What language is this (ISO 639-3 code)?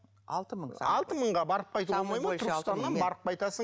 kaz